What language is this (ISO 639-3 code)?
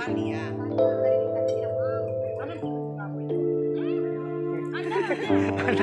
ind